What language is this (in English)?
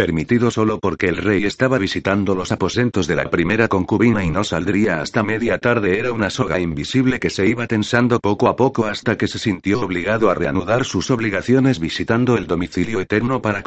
Spanish